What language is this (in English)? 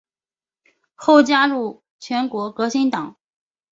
Chinese